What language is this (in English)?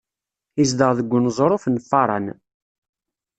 Kabyle